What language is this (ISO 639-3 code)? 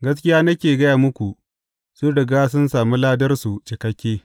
hau